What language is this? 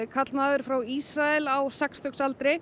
Icelandic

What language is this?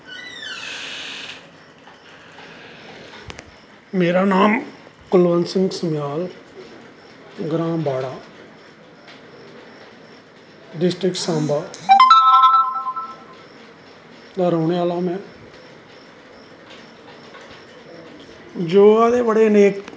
Dogri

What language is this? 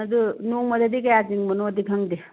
Manipuri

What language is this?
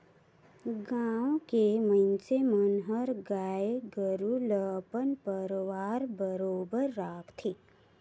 Chhattisgarhi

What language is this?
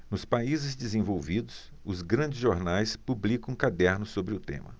Portuguese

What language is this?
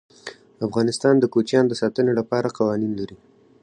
Pashto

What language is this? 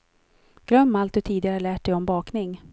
Swedish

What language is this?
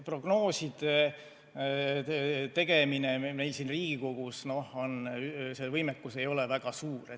Estonian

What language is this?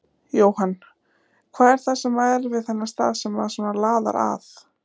Icelandic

